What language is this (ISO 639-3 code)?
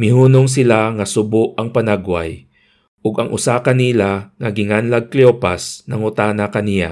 fil